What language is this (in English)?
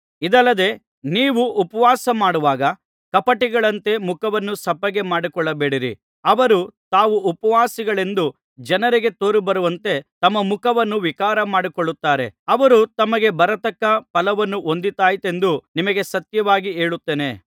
Kannada